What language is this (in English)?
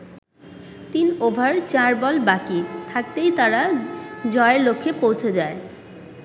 Bangla